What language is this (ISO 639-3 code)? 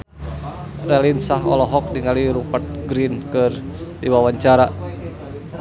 sun